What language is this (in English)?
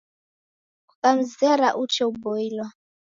Taita